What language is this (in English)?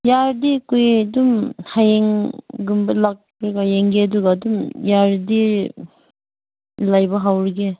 Manipuri